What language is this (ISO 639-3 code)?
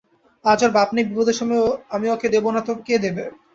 ben